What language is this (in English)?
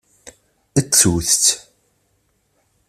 Kabyle